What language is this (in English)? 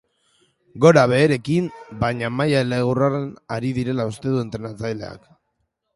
Basque